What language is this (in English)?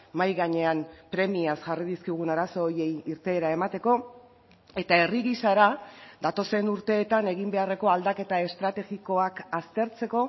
Basque